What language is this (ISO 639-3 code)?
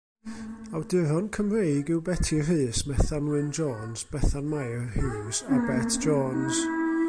cym